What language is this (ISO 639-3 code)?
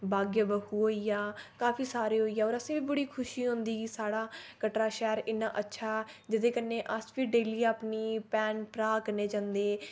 doi